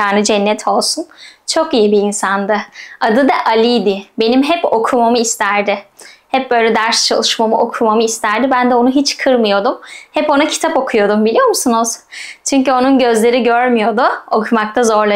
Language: Turkish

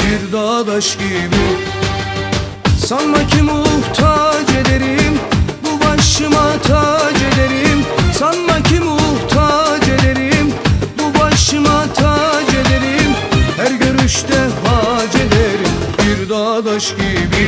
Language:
Turkish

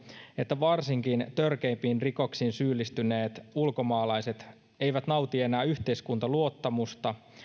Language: Finnish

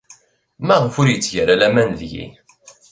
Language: Kabyle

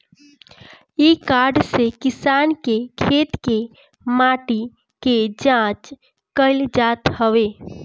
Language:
Bhojpuri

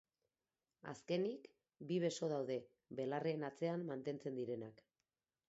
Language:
Basque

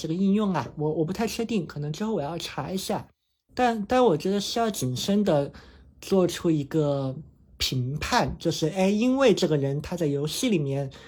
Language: Chinese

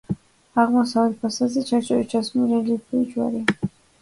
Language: Georgian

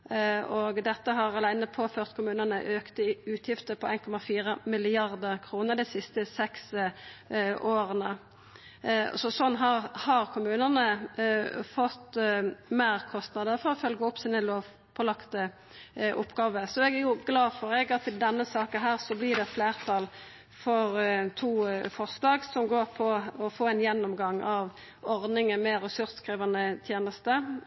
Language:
Norwegian Nynorsk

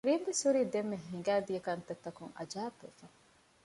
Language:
Divehi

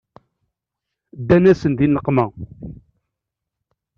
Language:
Kabyle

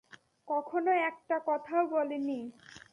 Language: Bangla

